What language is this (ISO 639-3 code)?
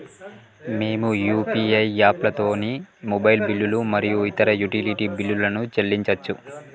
tel